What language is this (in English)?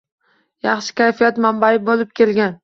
Uzbek